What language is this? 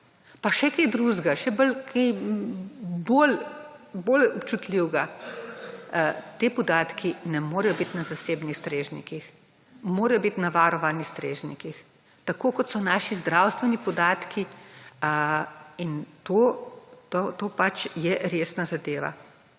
Slovenian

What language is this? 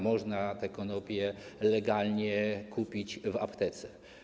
Polish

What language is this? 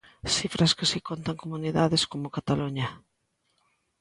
Galician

